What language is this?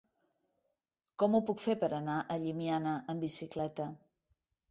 Catalan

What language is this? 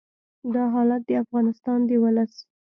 Pashto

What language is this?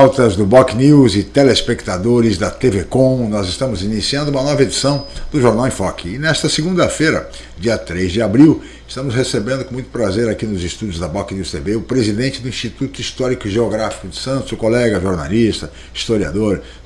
Portuguese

